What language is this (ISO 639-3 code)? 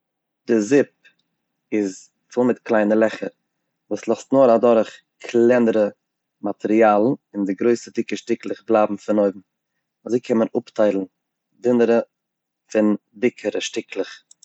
yid